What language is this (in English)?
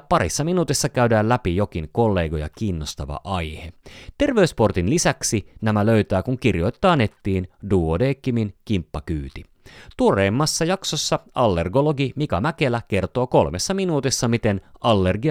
Finnish